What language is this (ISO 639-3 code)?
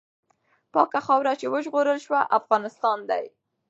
pus